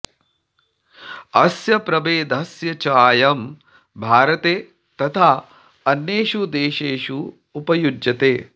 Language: Sanskrit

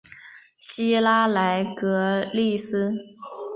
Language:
Chinese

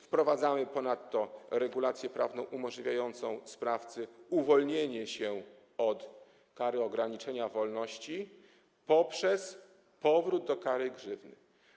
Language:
Polish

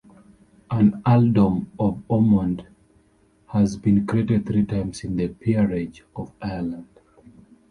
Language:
English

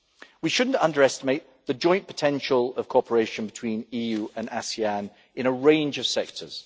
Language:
English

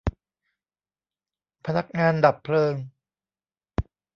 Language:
Thai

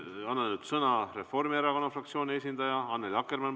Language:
Estonian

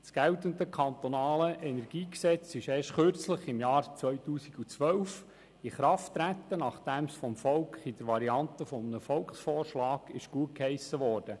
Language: Swiss German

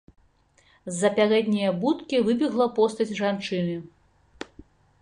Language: Belarusian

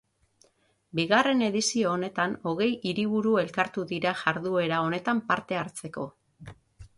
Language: Basque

